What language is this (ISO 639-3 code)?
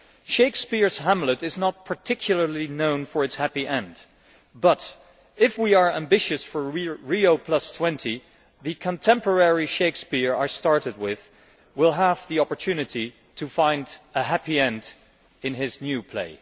eng